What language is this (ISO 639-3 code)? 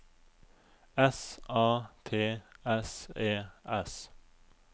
nor